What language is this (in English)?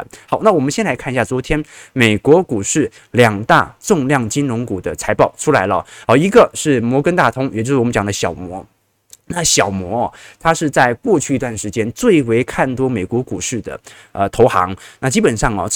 Chinese